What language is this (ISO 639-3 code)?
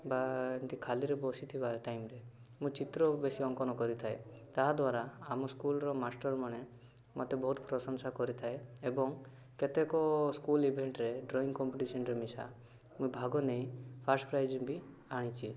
ori